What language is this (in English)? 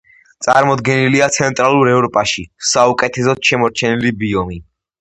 Georgian